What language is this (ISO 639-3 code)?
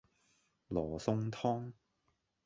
yue